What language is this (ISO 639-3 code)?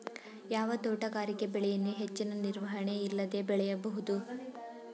kan